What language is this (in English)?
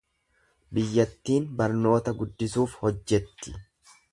Oromo